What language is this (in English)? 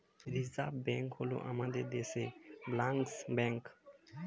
Bangla